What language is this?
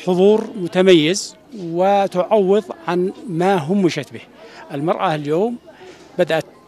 Arabic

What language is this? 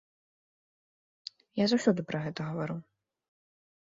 Belarusian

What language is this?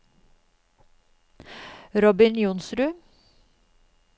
Norwegian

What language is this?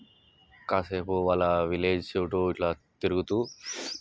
Telugu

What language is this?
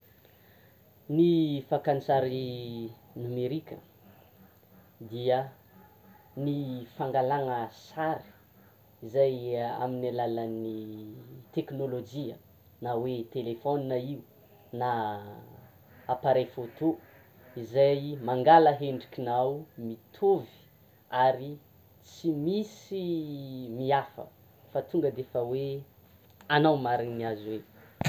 Tsimihety Malagasy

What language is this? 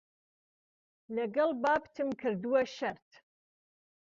Central Kurdish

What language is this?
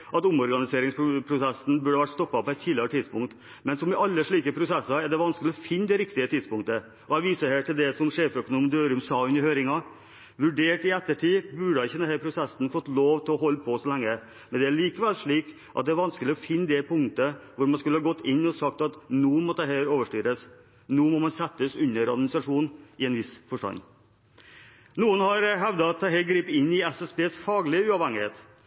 Norwegian Bokmål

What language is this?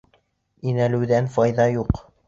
Bashkir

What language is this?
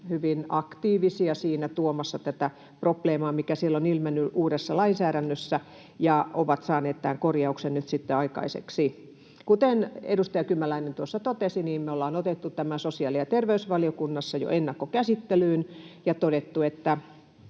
Finnish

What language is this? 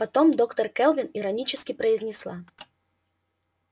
Russian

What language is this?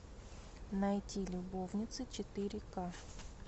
Russian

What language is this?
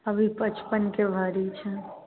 Maithili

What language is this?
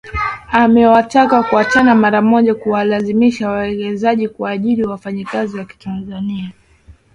Swahili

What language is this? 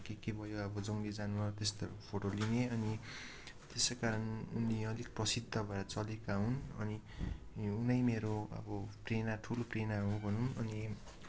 Nepali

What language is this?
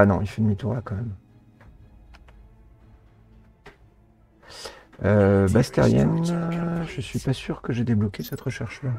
French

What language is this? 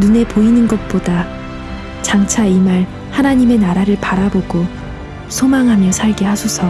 Korean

